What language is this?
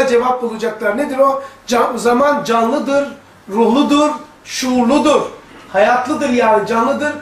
Turkish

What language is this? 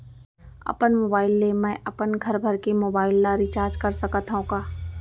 Chhattisgarhi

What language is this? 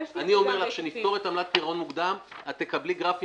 Hebrew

